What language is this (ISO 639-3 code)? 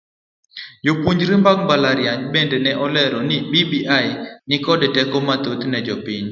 luo